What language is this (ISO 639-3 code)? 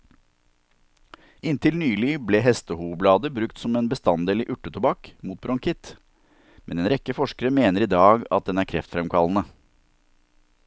nor